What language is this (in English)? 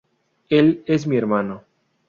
Spanish